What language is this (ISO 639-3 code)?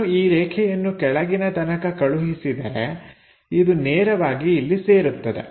kan